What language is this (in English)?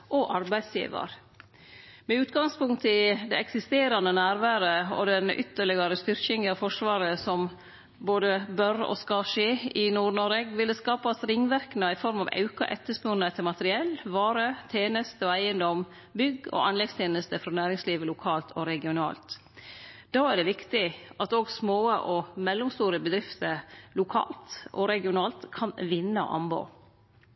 Norwegian Nynorsk